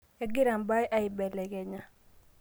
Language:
Masai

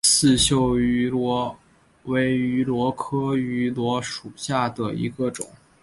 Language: Chinese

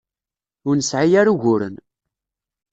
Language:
Kabyle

